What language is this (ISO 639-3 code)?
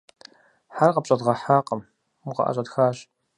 kbd